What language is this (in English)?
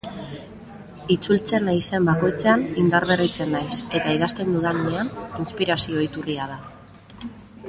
Basque